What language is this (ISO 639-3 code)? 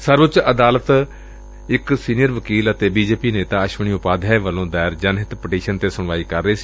pan